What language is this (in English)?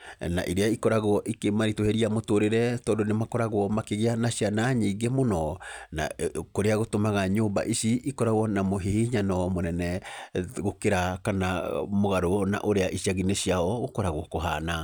Kikuyu